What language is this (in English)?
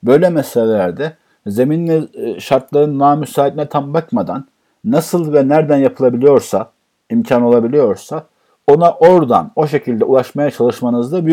Turkish